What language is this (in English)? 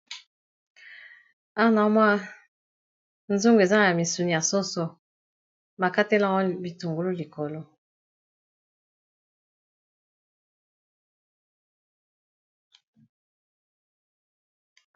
Lingala